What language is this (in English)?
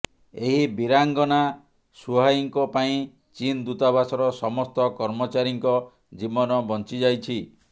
Odia